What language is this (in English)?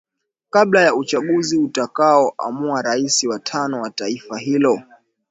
Swahili